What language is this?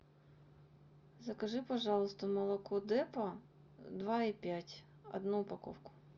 Russian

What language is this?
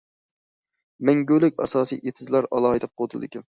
Uyghur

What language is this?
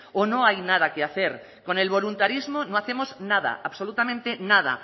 Spanish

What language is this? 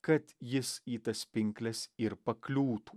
Lithuanian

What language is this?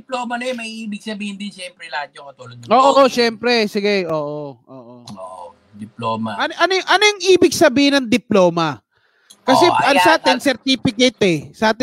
Filipino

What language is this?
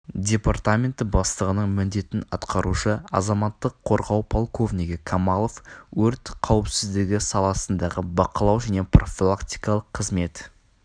Kazakh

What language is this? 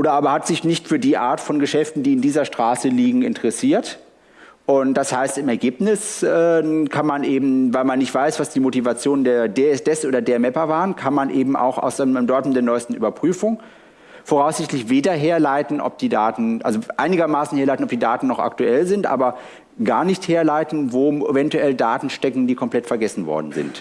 German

